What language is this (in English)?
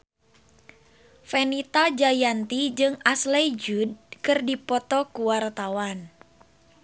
Sundanese